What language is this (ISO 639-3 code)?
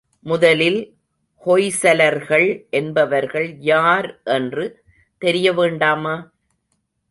tam